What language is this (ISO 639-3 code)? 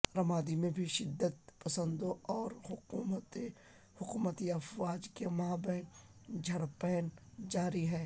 urd